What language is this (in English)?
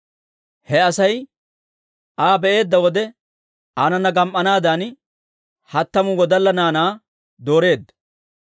Dawro